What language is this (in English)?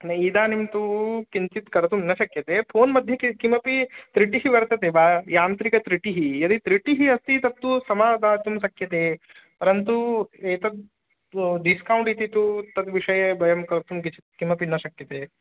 Sanskrit